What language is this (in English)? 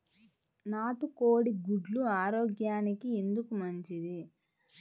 Telugu